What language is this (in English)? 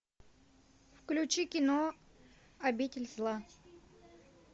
Russian